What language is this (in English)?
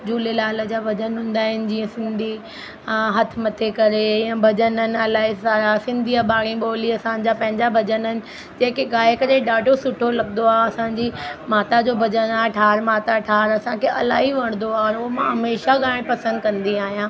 Sindhi